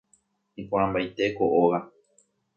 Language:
Guarani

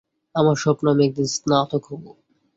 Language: Bangla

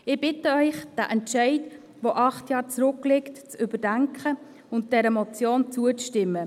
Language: Swiss German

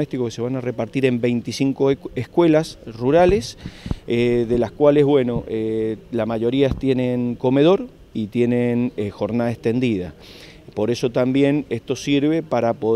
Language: Spanish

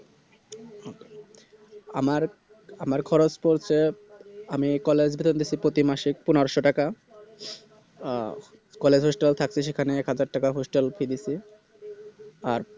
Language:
Bangla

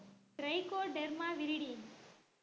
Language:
Tamil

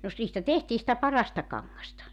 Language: Finnish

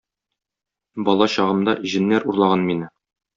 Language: Tatar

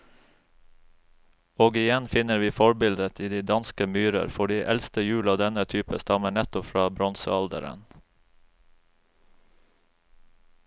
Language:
Norwegian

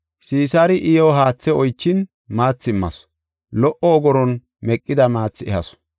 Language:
Gofa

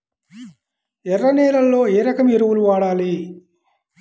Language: Telugu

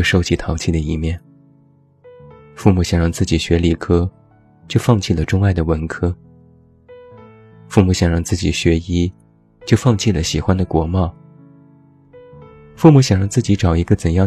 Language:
Chinese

